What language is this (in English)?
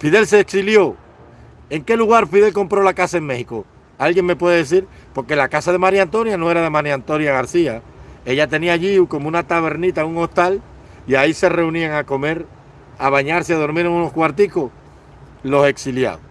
Spanish